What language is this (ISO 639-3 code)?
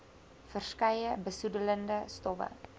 afr